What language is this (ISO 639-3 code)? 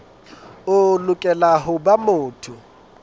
sot